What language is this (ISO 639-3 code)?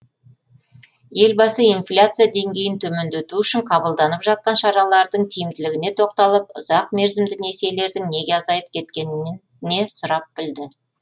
kaz